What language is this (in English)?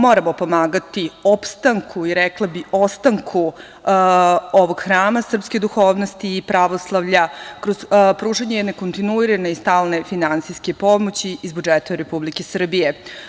Serbian